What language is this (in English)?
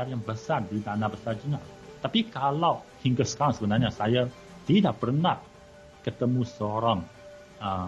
Malay